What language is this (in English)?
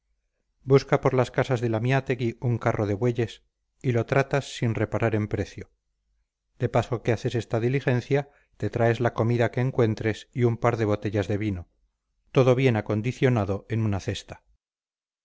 Spanish